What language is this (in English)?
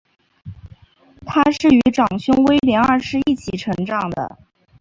Chinese